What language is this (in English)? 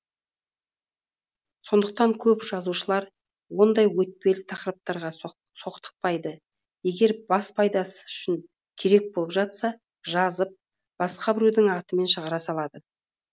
Kazakh